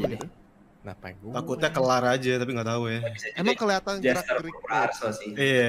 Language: Indonesian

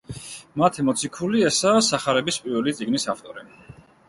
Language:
Georgian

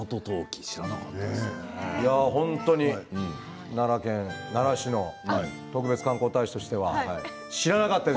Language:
Japanese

